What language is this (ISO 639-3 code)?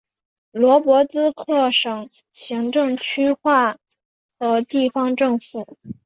zho